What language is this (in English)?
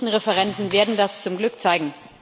German